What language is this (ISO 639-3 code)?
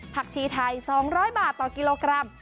tha